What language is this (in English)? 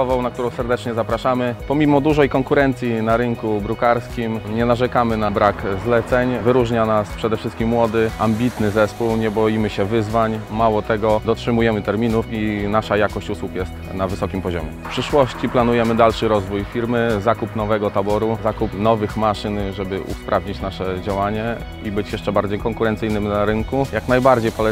Polish